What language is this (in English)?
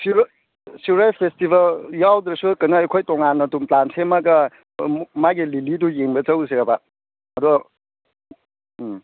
Manipuri